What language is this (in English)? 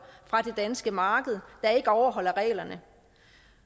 Danish